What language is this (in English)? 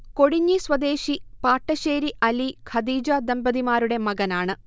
Malayalam